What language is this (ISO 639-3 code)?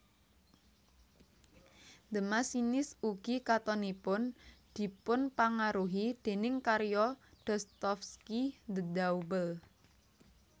jav